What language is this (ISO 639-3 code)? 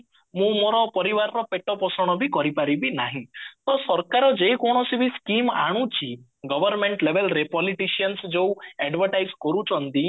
ori